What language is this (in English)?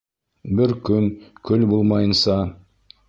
Bashkir